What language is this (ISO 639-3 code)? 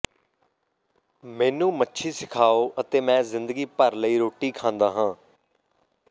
pan